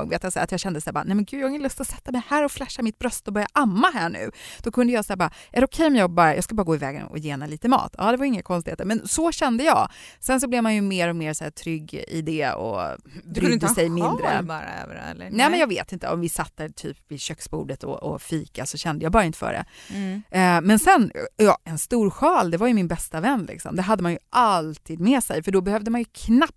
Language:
Swedish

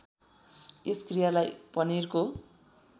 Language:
Nepali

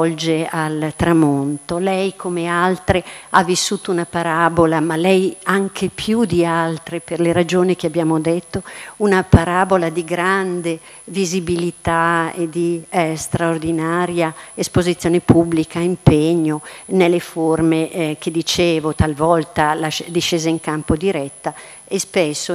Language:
Italian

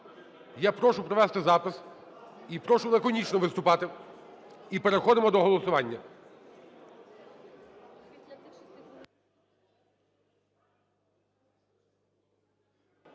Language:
Ukrainian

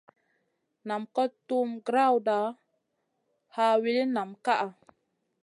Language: Masana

